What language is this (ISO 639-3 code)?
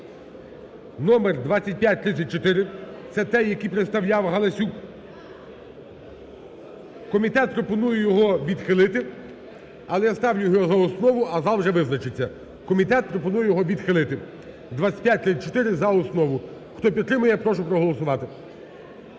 ukr